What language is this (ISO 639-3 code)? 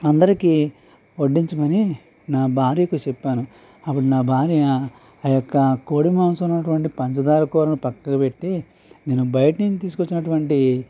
tel